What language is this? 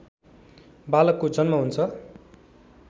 Nepali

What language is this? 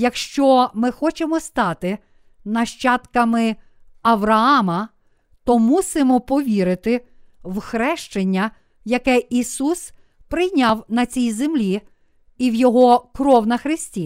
Ukrainian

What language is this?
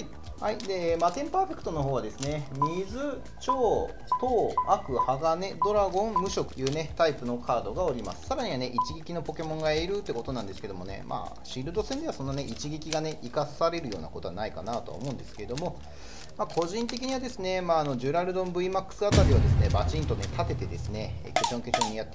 Japanese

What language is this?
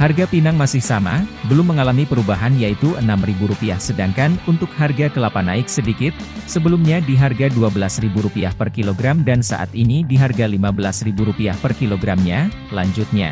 Indonesian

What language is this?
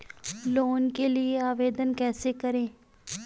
Hindi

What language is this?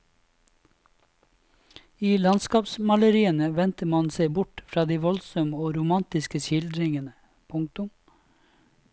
Norwegian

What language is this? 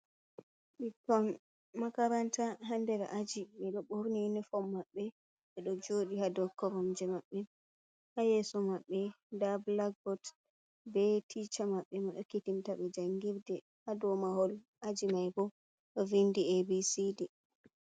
Fula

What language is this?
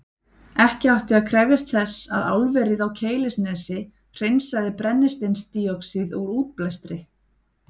Icelandic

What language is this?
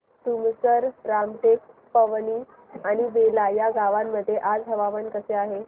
Marathi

